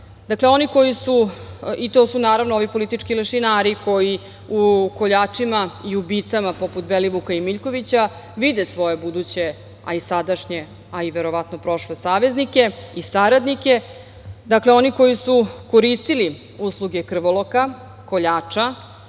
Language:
Serbian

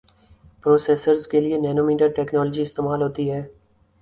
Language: Urdu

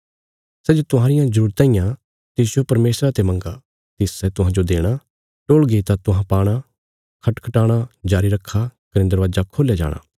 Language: Bilaspuri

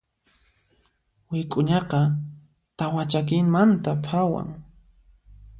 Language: Puno Quechua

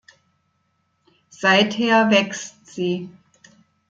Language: German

